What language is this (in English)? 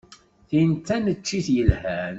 Kabyle